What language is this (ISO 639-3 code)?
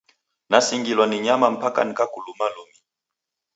dav